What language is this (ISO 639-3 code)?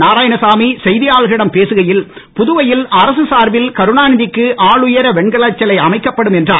tam